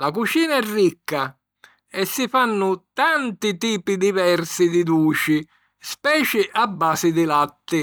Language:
Sicilian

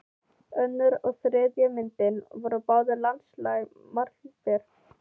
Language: Icelandic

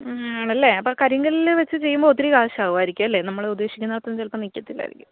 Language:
Malayalam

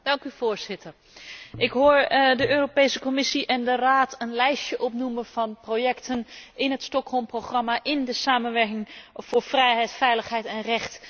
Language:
Dutch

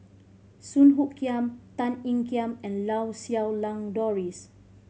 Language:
English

